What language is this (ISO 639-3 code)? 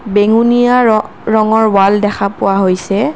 asm